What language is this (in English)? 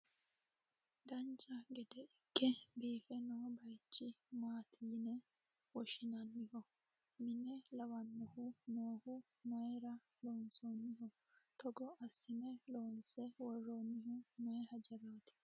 Sidamo